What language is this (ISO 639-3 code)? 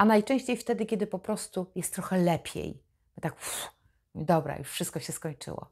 pol